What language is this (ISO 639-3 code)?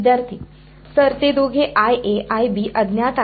mar